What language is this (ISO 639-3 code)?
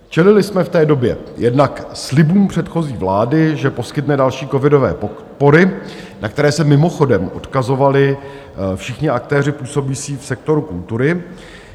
ces